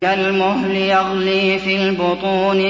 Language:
Arabic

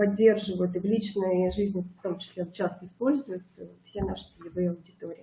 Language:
Russian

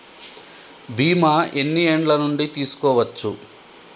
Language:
Telugu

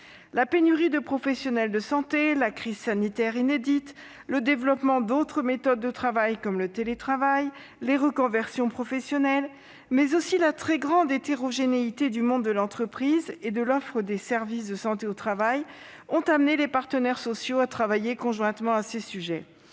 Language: French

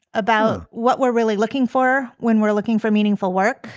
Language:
English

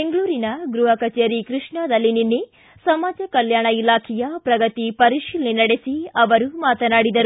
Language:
Kannada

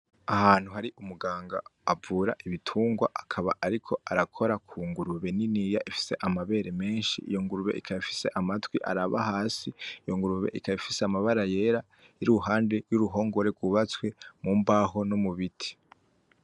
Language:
Rundi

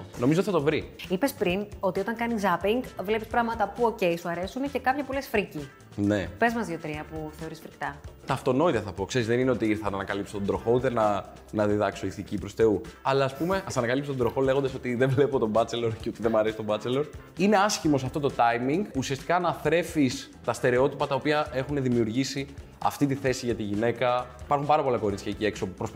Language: Greek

